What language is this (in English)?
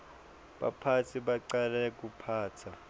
Swati